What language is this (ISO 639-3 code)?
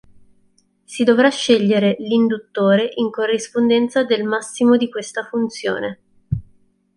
ita